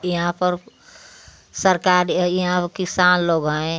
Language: Hindi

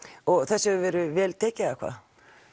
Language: Icelandic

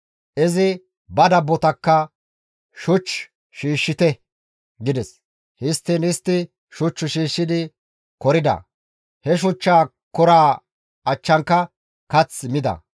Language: Gamo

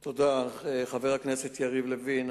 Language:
Hebrew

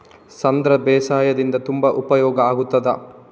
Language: Kannada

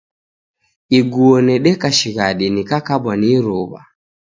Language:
Taita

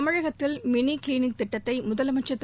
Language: Tamil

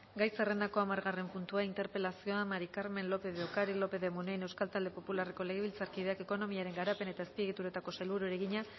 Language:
Basque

